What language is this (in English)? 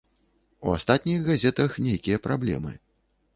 Belarusian